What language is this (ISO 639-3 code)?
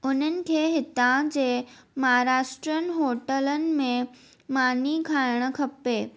snd